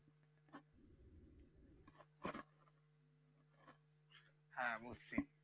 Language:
Bangla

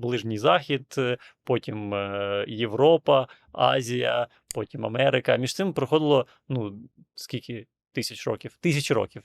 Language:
Ukrainian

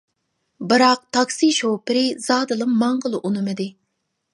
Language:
Uyghur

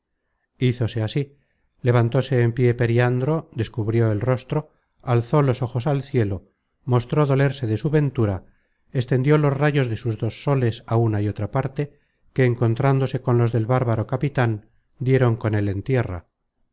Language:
Spanish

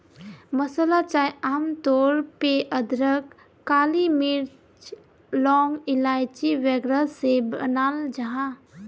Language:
Magahi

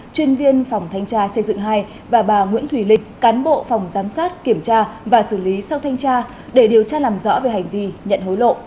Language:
Vietnamese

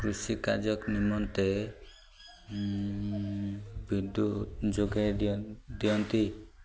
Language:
Odia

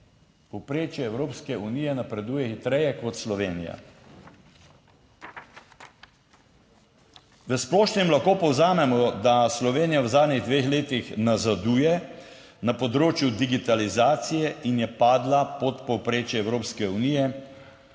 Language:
Slovenian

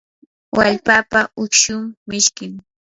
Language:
Yanahuanca Pasco Quechua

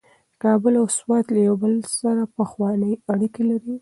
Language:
Pashto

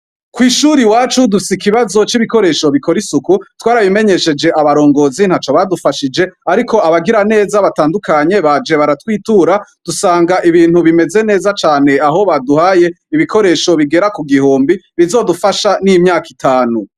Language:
Rundi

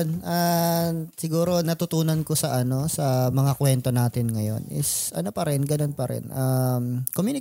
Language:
Filipino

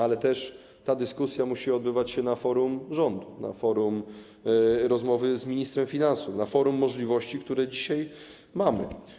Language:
Polish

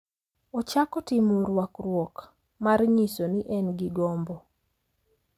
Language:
Luo (Kenya and Tanzania)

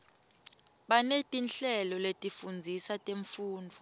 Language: Swati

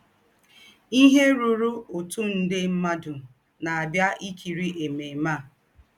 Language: Igbo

